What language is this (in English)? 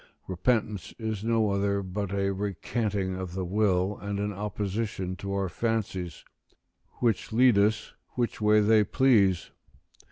English